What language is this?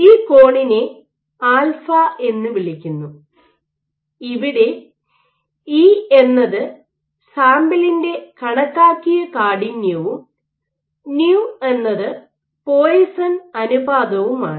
Malayalam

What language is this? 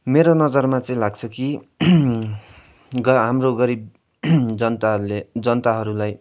Nepali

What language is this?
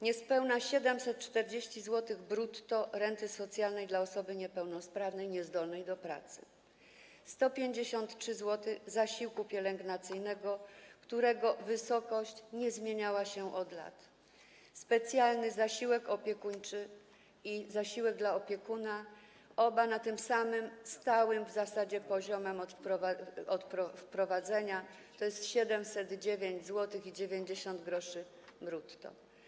Polish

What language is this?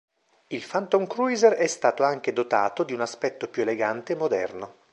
Italian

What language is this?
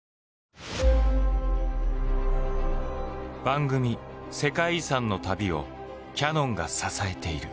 Japanese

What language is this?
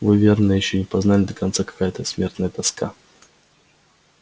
Russian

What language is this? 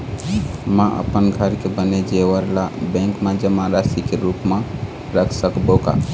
Chhattisgarhi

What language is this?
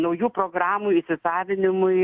Lithuanian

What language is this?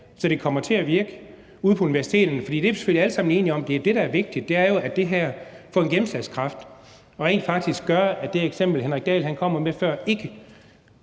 Danish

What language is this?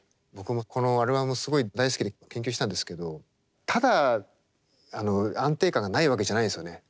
Japanese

